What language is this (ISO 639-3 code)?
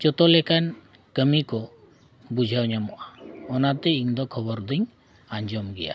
sat